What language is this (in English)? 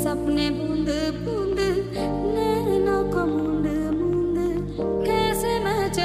Arabic